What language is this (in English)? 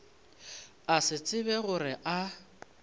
Northern Sotho